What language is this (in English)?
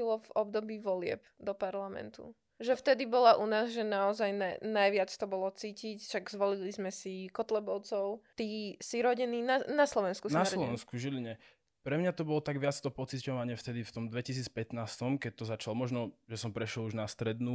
Slovak